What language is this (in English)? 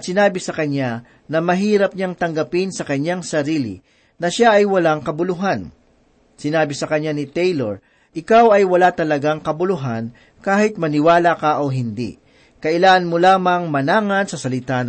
Filipino